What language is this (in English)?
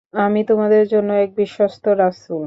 Bangla